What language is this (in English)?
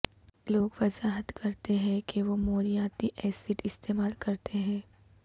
Urdu